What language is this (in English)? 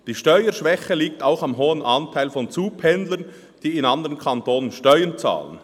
Swiss German